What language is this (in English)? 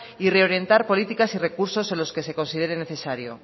Spanish